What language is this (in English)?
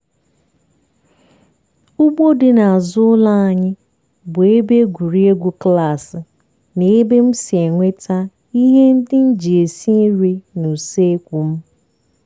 Igbo